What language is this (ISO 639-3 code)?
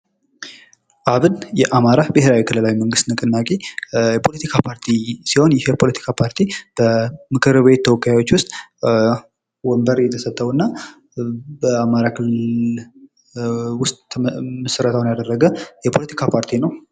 amh